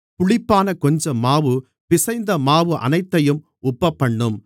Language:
Tamil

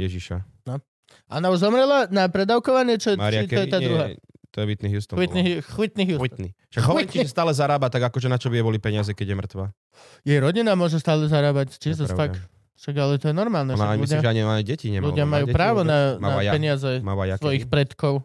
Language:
Slovak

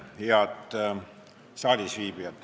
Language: Estonian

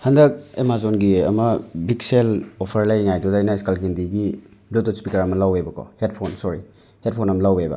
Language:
Manipuri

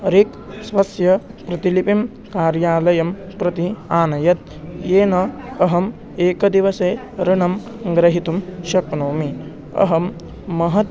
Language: Sanskrit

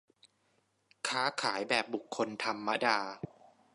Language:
Thai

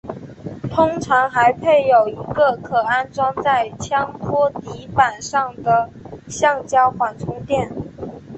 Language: Chinese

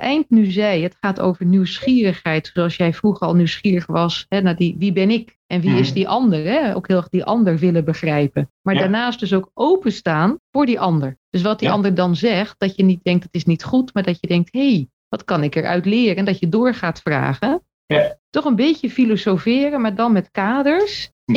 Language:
Dutch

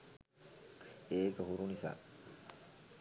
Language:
Sinhala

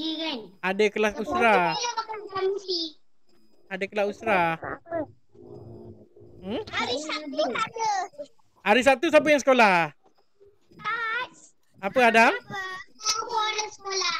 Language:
Malay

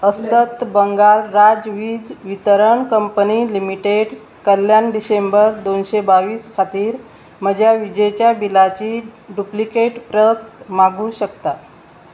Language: Konkani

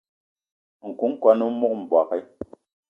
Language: Eton (Cameroon)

